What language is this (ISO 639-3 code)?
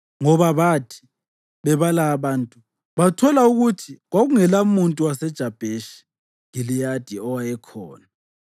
nde